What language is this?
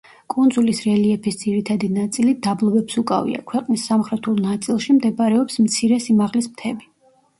Georgian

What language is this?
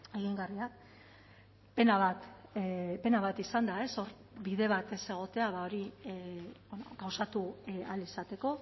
Basque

